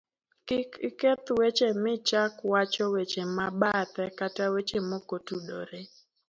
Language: Luo (Kenya and Tanzania)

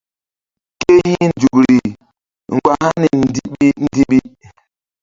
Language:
Mbum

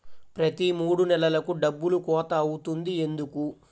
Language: Telugu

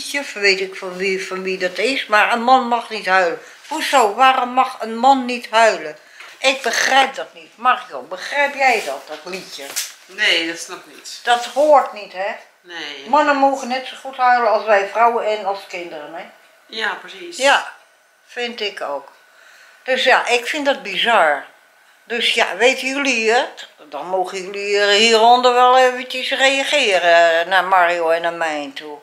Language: Dutch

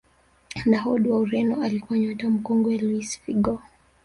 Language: Swahili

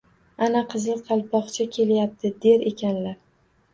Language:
Uzbek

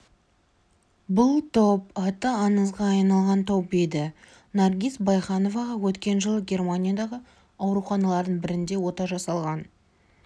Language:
Kazakh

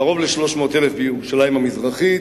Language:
Hebrew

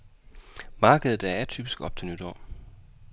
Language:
Danish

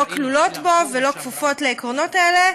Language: Hebrew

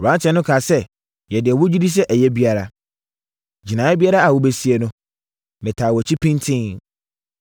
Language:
Akan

